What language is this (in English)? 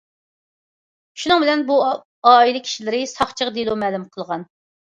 Uyghur